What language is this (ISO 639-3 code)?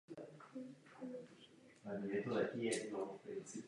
ces